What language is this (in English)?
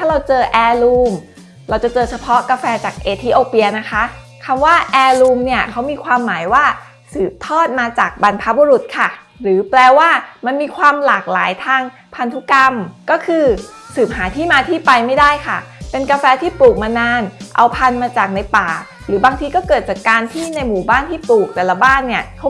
Thai